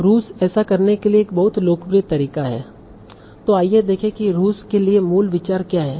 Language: Hindi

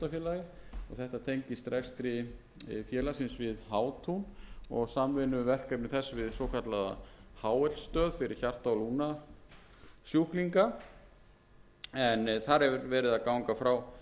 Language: Icelandic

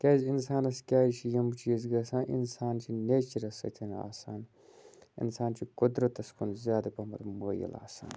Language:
Kashmiri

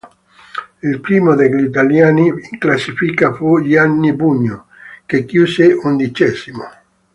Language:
Italian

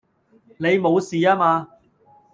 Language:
Cantonese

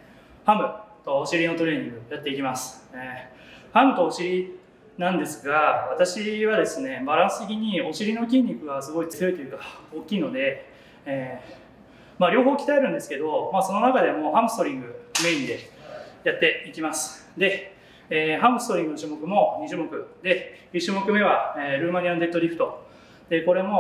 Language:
Japanese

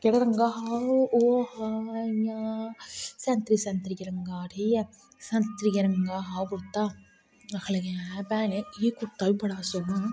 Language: Dogri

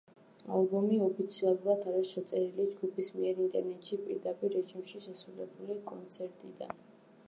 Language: Georgian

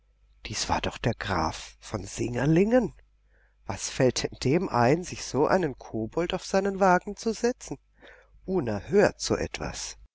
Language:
German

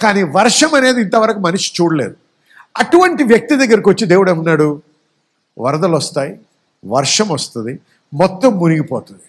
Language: Telugu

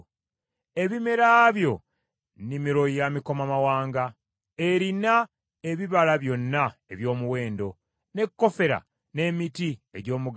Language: Ganda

